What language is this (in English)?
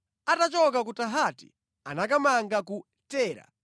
Nyanja